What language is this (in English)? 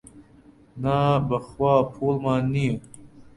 Central Kurdish